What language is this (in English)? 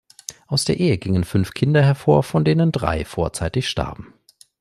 German